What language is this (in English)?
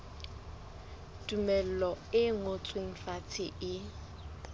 Southern Sotho